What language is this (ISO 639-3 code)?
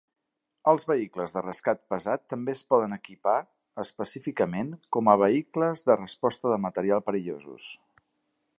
cat